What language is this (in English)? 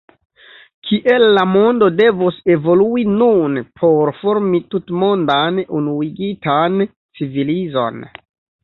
Esperanto